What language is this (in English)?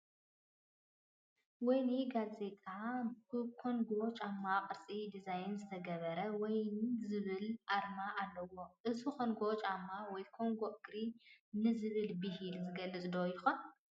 Tigrinya